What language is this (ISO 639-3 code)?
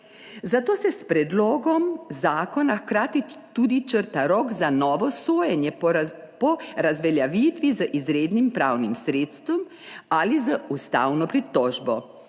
slv